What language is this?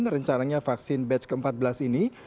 Indonesian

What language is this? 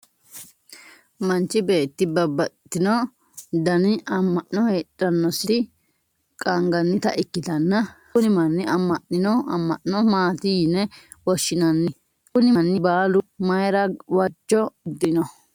Sidamo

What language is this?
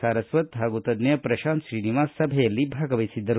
Kannada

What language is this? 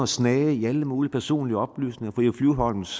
Danish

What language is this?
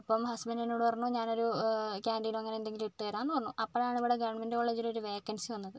Malayalam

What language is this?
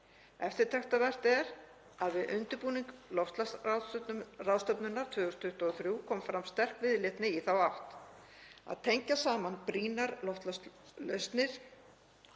Icelandic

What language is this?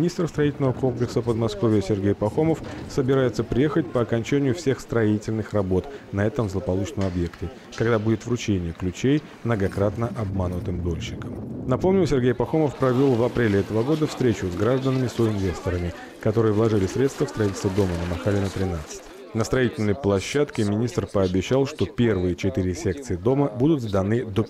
Russian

